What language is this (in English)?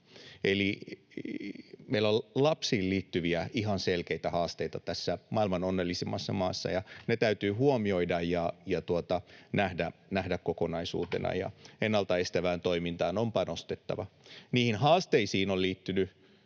Finnish